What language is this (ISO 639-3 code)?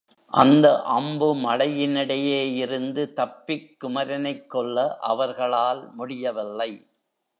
tam